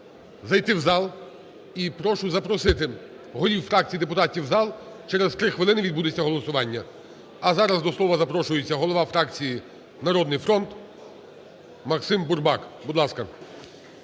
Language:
Ukrainian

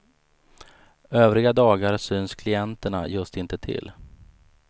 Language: Swedish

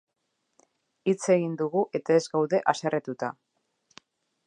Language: Basque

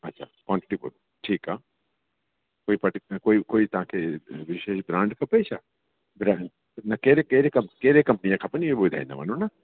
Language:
Sindhi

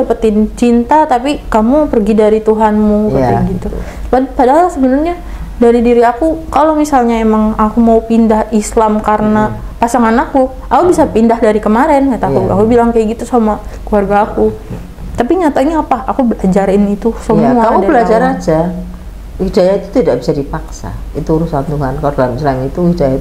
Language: Indonesian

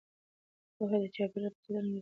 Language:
Pashto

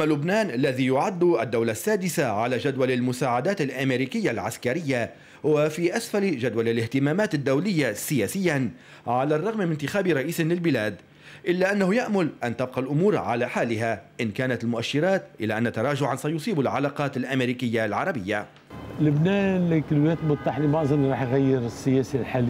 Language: Arabic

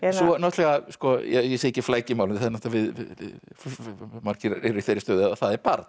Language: Icelandic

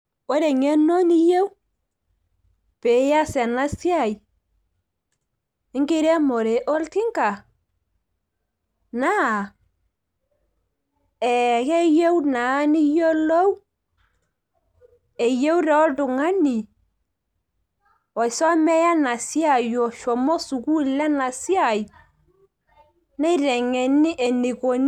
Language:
Masai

